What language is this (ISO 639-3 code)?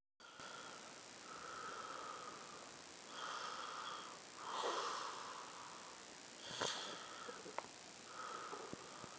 kln